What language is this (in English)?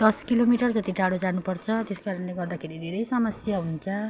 Nepali